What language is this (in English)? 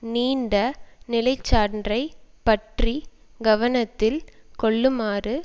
Tamil